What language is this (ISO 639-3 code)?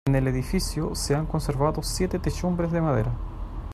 spa